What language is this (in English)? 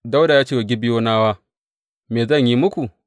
Hausa